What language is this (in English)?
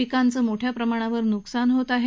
Marathi